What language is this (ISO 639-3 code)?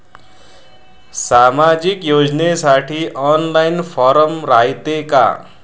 mar